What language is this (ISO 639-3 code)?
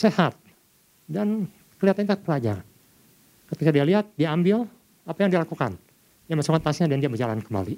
ind